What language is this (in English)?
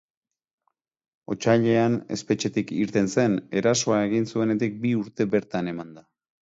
Basque